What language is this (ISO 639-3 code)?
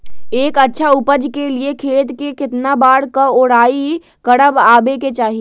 mag